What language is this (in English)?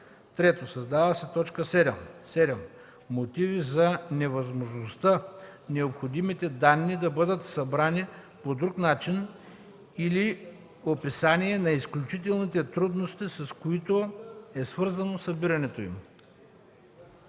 Bulgarian